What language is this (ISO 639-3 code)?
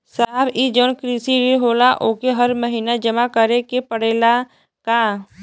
bho